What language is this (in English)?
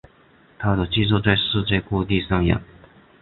Chinese